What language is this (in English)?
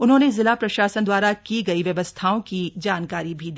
Hindi